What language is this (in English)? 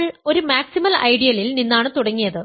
Malayalam